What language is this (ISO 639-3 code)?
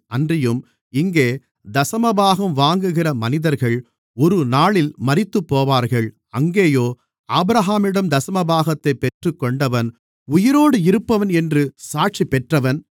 tam